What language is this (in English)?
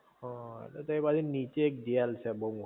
Gujarati